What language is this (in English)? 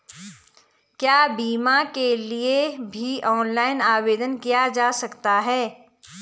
Hindi